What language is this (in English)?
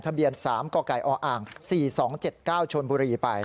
Thai